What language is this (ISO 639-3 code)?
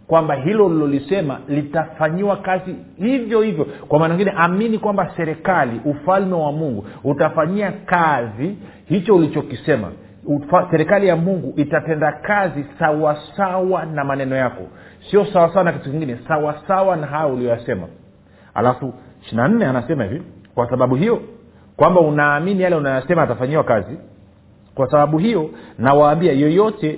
swa